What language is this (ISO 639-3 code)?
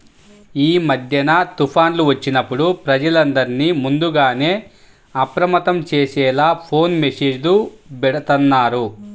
tel